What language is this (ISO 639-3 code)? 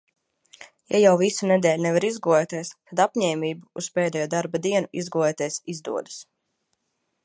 lav